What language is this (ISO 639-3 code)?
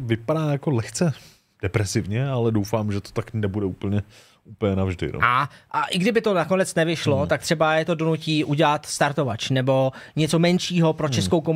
ces